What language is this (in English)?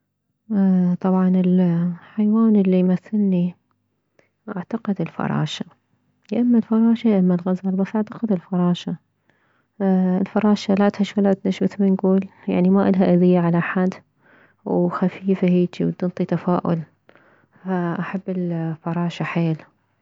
Mesopotamian Arabic